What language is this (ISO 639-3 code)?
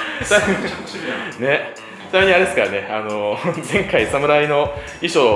jpn